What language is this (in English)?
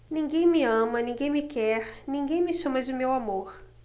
Portuguese